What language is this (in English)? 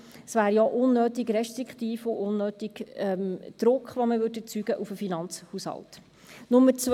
Swiss German